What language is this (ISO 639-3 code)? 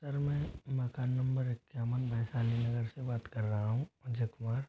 hin